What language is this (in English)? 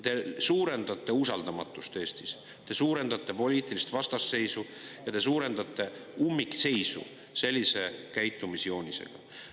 Estonian